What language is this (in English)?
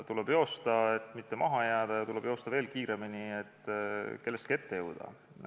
Estonian